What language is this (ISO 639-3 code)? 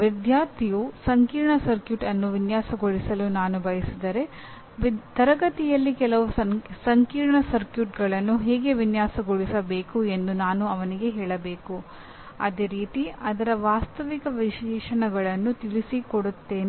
kan